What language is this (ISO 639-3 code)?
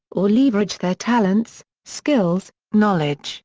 eng